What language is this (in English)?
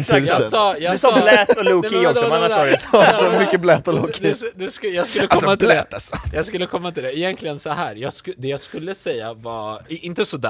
Swedish